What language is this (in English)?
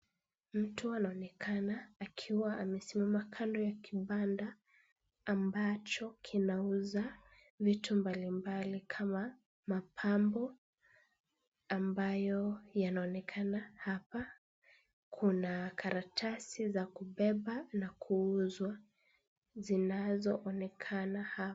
Swahili